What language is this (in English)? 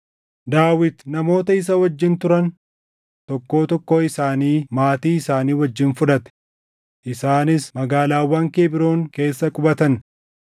Oromo